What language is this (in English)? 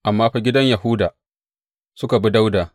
Hausa